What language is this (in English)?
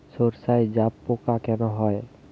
Bangla